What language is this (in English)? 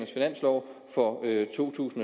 Danish